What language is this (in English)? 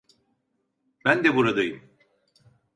Turkish